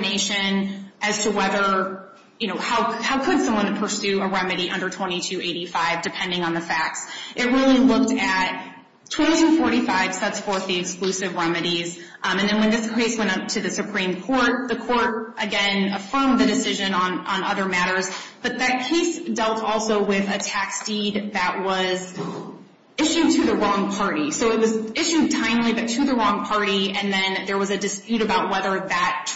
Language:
English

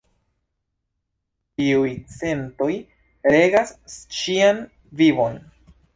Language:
Esperanto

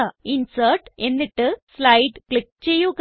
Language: Malayalam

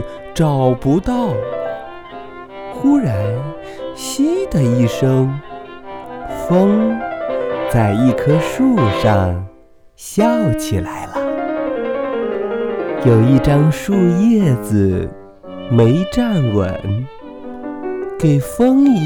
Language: Chinese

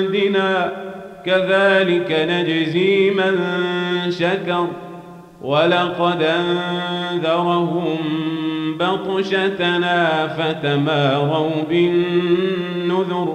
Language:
Arabic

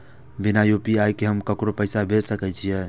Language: Maithili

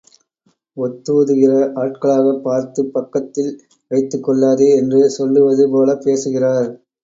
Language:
Tamil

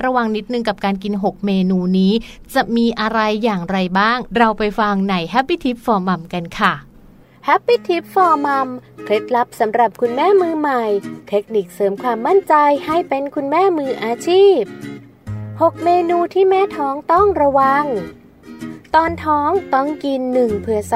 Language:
Thai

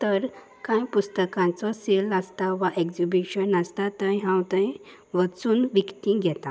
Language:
Konkani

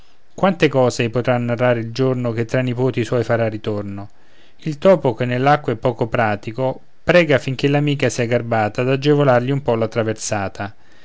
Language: Italian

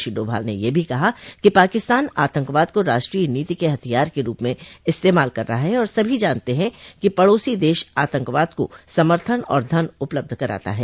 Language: Hindi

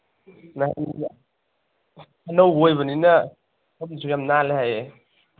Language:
Manipuri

